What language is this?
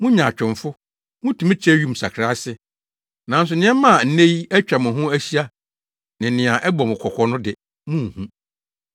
Akan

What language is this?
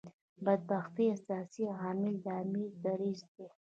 Pashto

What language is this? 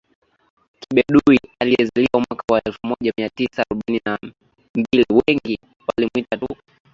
Swahili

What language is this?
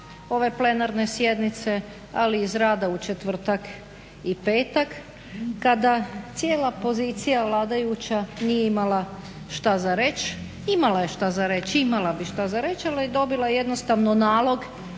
Croatian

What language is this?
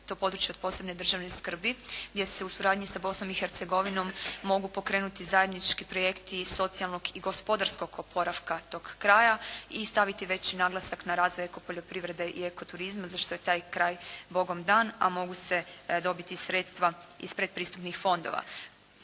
Croatian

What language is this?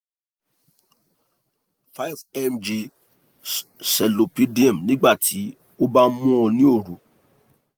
Yoruba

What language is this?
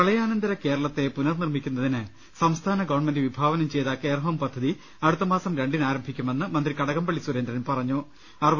Malayalam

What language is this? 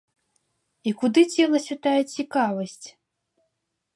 Belarusian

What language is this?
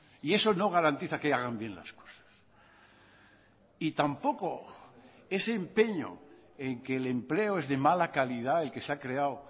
Spanish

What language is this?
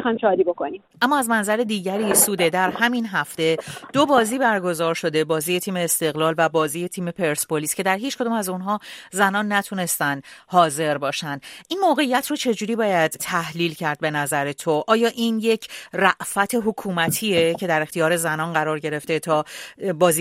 Persian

